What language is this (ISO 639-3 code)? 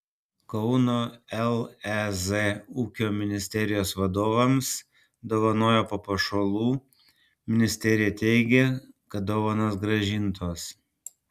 lit